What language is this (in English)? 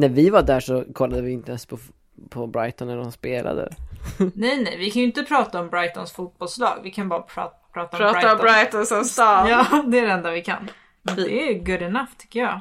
Swedish